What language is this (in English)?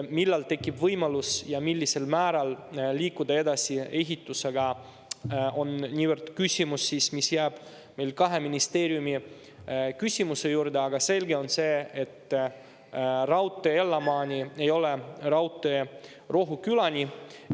Estonian